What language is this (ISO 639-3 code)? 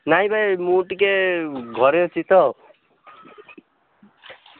ori